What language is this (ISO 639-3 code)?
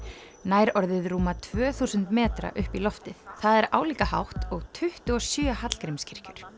isl